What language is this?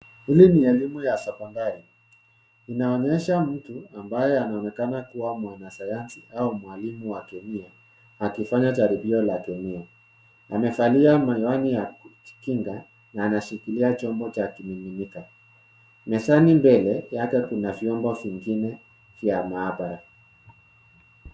Swahili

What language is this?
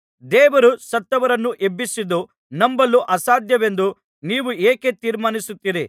Kannada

